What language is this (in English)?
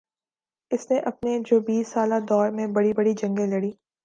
Urdu